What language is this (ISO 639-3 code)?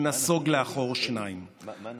heb